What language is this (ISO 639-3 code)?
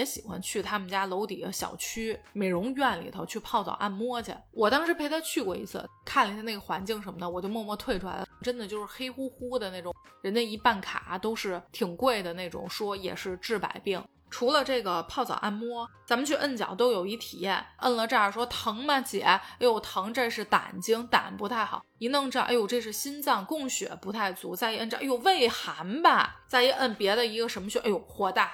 zho